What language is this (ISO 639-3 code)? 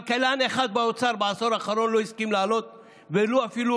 heb